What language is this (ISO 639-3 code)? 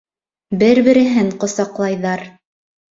bak